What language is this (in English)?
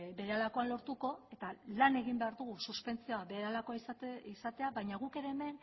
Basque